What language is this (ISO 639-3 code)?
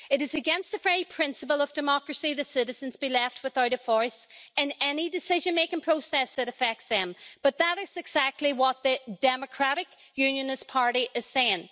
eng